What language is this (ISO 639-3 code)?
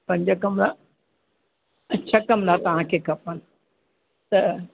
snd